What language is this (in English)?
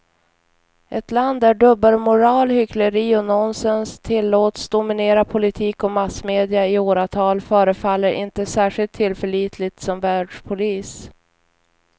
Swedish